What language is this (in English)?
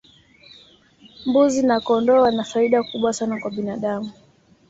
Swahili